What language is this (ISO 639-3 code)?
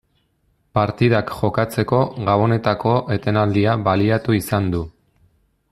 eus